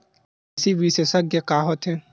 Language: Chhattisgarhi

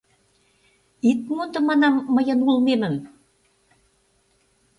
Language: Mari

